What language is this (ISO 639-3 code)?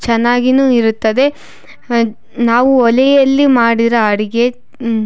kan